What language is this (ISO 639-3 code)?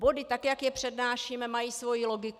ces